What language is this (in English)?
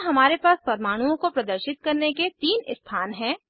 Hindi